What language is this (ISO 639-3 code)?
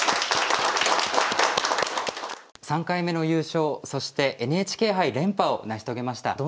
jpn